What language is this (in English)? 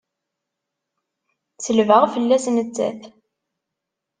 Kabyle